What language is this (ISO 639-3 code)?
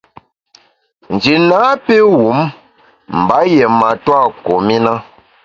bax